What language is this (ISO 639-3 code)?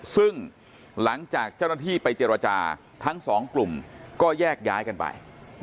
tha